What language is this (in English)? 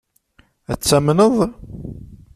Kabyle